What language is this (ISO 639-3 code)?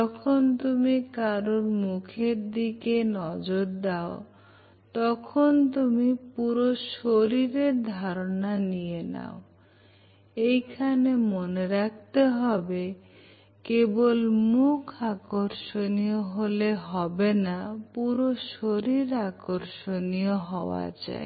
ben